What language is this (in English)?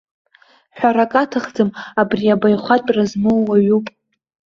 Abkhazian